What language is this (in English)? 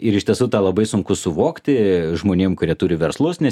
Lithuanian